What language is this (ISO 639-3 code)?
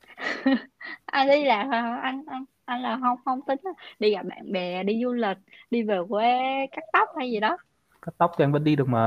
vie